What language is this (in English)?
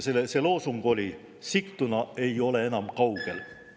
Estonian